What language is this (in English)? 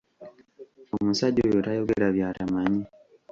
Ganda